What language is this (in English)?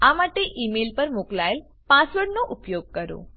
Gujarati